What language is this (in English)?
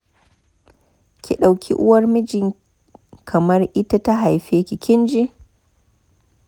Hausa